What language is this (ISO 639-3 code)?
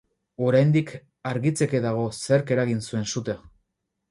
eus